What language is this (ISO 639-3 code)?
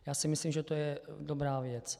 ces